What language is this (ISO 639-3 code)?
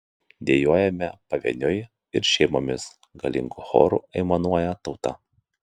lit